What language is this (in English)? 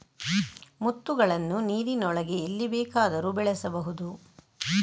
Kannada